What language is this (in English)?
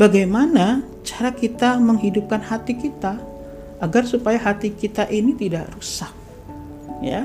Indonesian